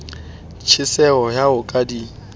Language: Southern Sotho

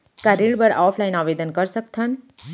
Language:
Chhattisgarhi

